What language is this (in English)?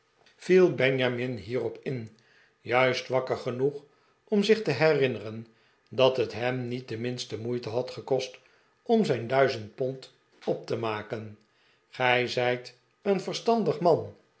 Dutch